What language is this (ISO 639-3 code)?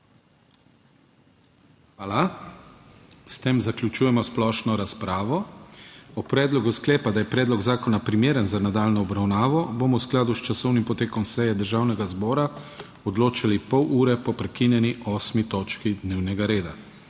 slv